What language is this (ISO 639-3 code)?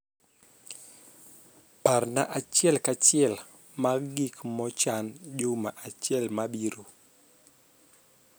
luo